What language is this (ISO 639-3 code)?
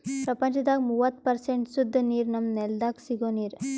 kan